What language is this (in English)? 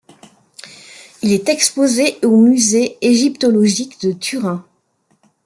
French